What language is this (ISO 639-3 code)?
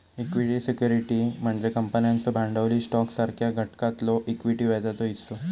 mar